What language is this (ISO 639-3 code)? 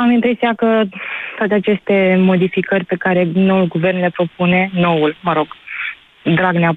ron